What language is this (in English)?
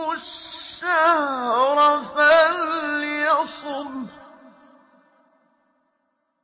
Arabic